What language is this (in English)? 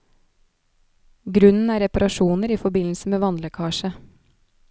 Norwegian